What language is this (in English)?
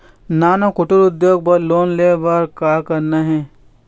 Chhattisgarhi